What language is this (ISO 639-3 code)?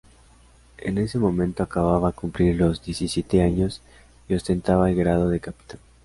spa